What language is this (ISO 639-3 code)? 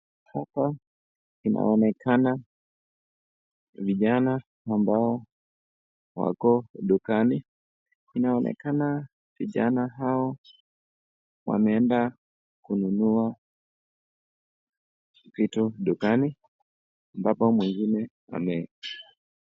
swa